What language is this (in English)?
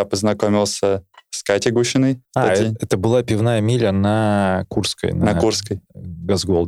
Russian